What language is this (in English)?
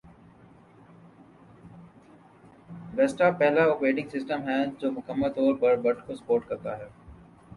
Urdu